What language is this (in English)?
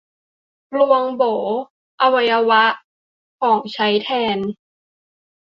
Thai